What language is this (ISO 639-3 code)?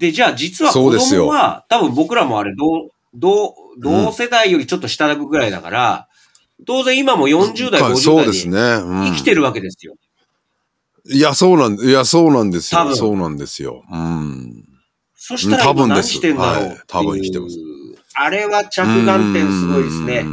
jpn